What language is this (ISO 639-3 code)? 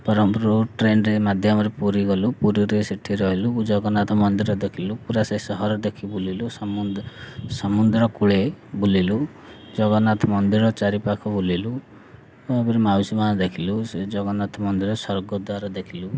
ori